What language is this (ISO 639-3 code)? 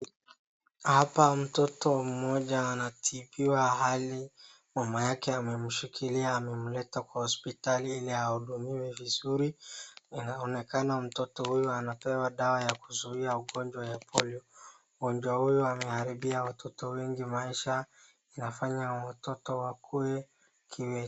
swa